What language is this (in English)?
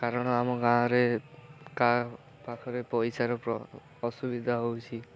Odia